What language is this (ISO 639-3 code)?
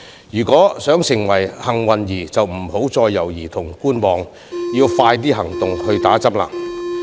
yue